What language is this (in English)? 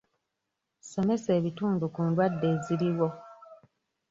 Ganda